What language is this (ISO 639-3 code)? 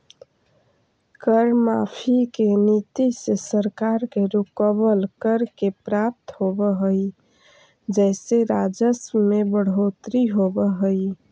mag